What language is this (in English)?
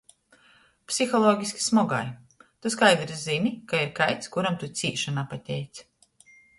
Latgalian